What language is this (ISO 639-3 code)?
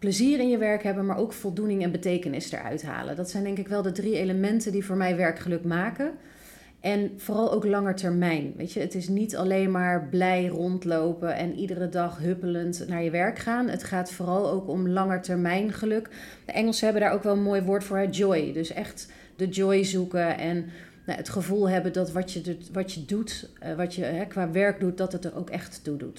nld